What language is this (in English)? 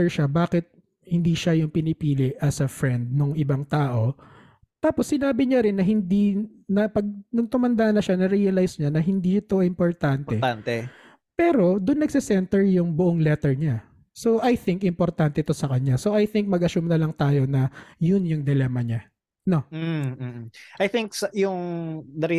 Filipino